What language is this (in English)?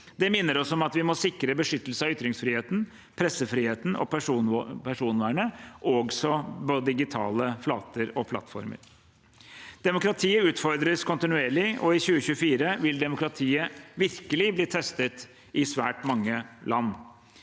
Norwegian